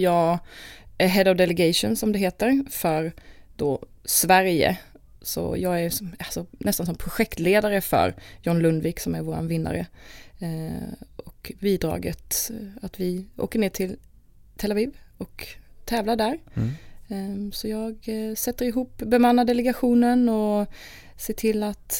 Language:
Swedish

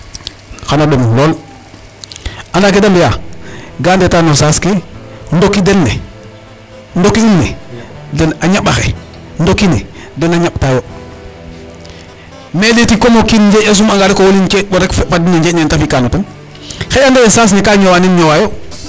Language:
Serer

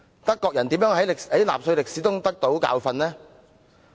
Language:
Cantonese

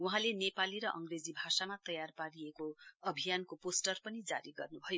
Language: Nepali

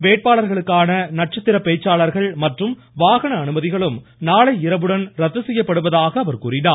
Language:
Tamil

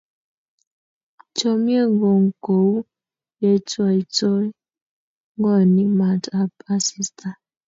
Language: Kalenjin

